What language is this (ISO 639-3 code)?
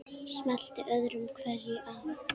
isl